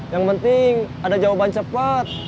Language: Indonesian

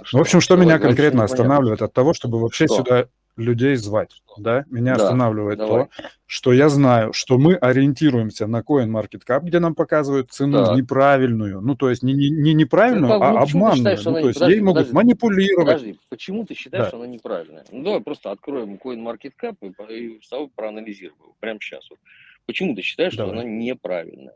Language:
Russian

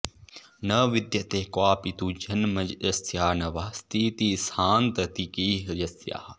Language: Sanskrit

